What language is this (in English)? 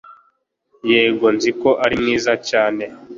Kinyarwanda